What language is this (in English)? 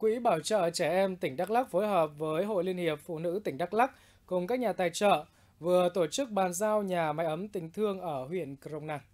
Vietnamese